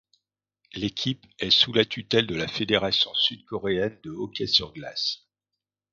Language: French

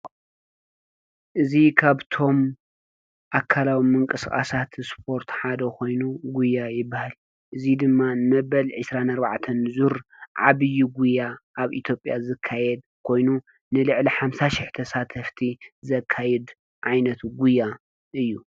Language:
Tigrinya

